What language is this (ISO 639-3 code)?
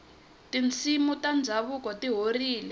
tso